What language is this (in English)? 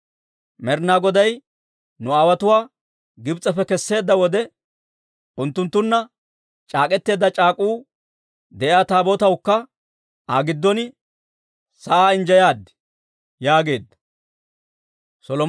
Dawro